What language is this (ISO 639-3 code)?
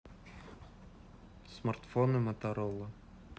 rus